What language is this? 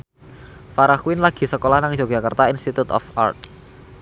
Javanese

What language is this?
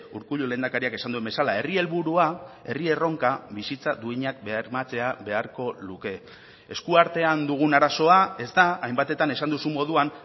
Basque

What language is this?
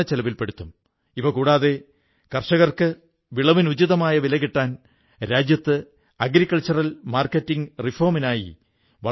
Malayalam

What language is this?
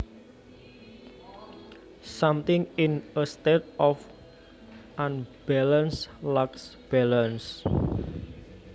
Javanese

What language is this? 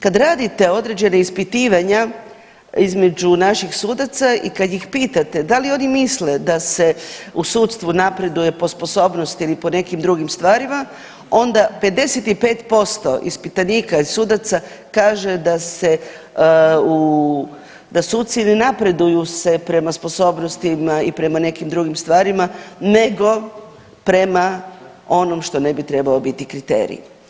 Croatian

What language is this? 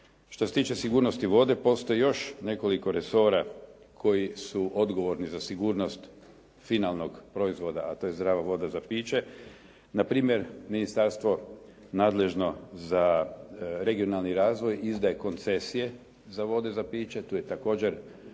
Croatian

